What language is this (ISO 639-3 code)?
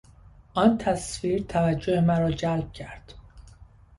fas